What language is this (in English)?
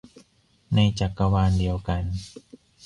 Thai